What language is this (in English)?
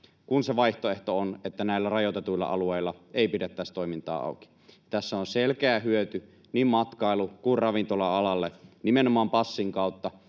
Finnish